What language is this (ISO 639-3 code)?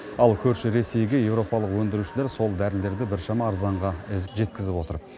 kaz